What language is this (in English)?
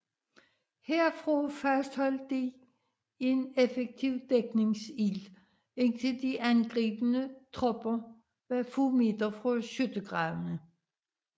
Danish